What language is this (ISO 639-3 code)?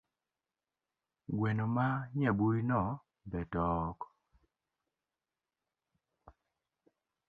luo